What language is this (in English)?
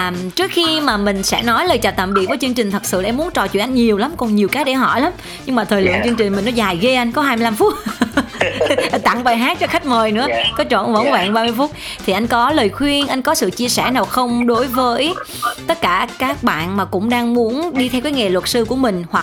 Vietnamese